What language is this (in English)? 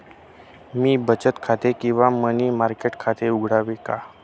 Marathi